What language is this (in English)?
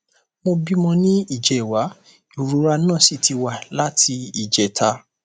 Yoruba